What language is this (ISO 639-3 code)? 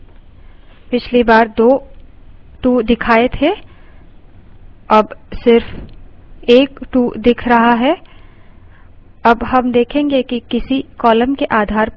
hin